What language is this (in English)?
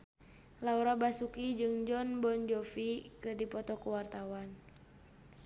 Sundanese